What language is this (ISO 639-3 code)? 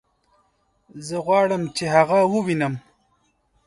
pus